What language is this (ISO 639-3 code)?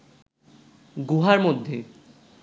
ben